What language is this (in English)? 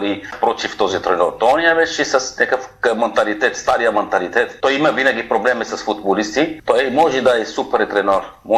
Bulgarian